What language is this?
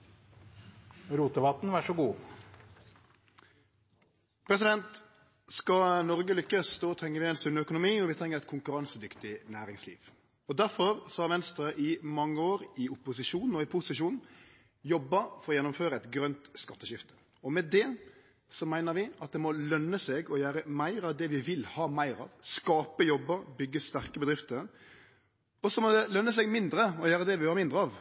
Norwegian Nynorsk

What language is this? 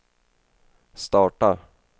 Swedish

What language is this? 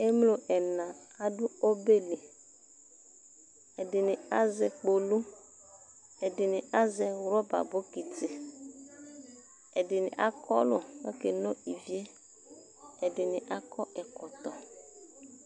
Ikposo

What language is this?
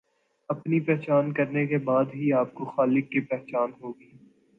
Urdu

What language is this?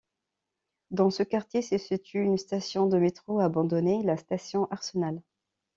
French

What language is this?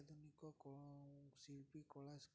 Odia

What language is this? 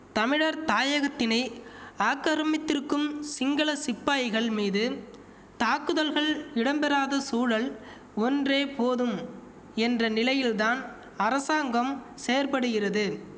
Tamil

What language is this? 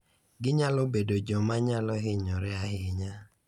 Luo (Kenya and Tanzania)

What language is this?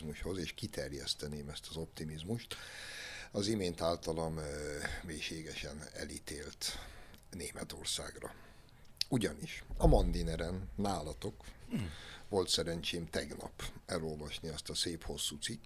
Hungarian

